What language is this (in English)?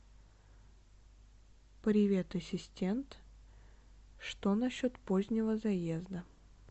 Russian